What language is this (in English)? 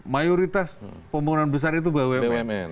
Indonesian